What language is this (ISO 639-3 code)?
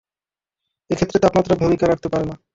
ben